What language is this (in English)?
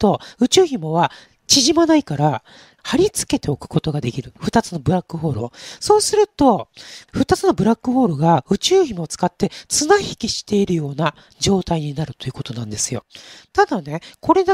Japanese